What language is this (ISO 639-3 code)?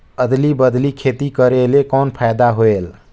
hne